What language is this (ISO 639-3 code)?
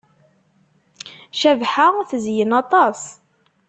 kab